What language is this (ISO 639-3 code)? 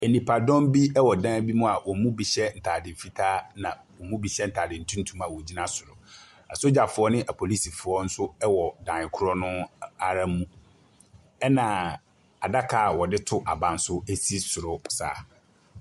aka